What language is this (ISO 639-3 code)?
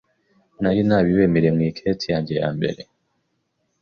kin